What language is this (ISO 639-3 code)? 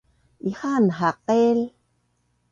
bnn